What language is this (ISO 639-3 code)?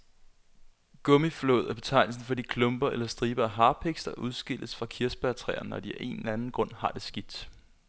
dan